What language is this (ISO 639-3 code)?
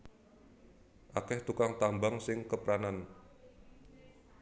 jav